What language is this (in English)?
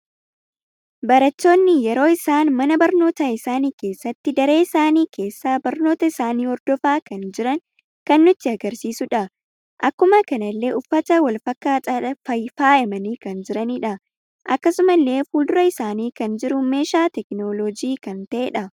Oromo